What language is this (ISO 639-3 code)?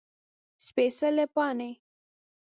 pus